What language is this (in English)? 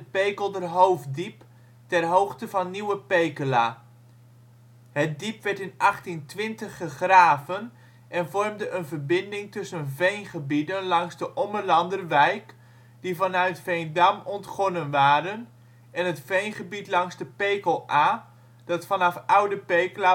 Dutch